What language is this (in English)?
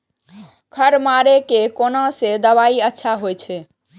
Maithili